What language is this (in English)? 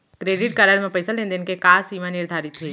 Chhattisgarhi